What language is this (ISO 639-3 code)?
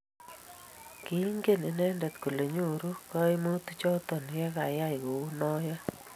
kln